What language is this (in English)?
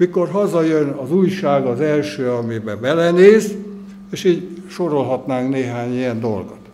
Hungarian